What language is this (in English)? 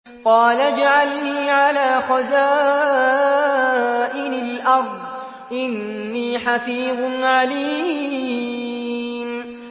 Arabic